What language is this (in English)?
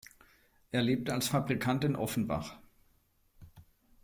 German